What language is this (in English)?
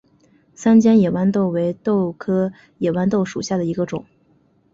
Chinese